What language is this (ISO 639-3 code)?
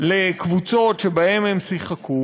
heb